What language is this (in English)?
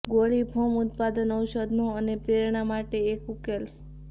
Gujarati